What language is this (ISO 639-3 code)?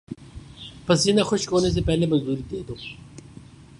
urd